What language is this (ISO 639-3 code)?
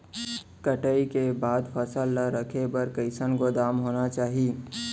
hne